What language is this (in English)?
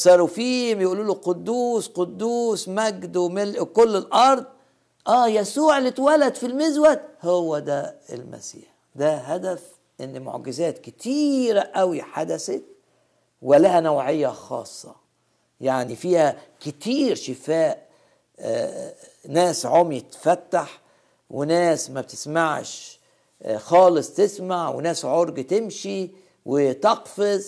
Arabic